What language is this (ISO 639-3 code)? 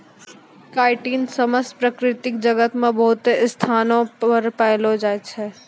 mai